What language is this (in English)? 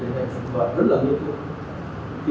Vietnamese